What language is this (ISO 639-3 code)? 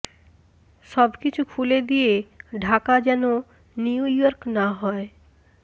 ben